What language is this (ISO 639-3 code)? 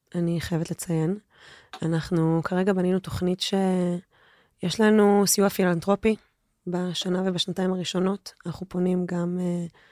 heb